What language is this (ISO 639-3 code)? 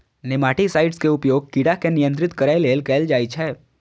mai